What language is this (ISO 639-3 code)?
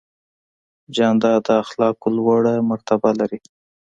pus